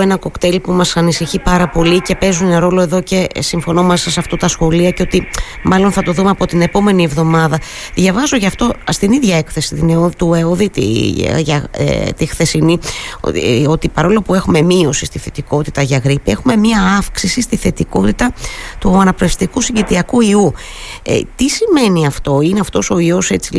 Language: Greek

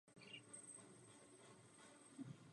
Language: Czech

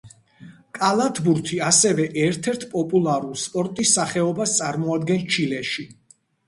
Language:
Georgian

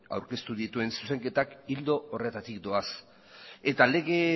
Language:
Basque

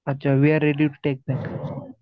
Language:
Marathi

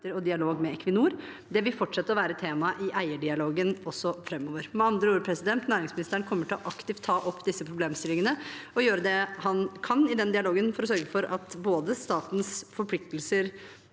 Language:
Norwegian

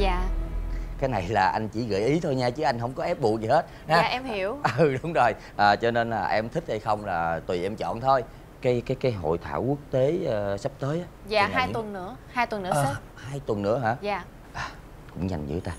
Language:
Vietnamese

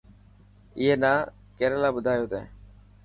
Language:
Dhatki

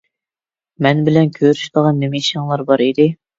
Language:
Uyghur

